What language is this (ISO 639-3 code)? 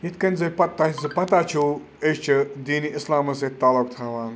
kas